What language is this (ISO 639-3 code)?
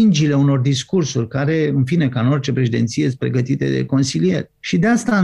ron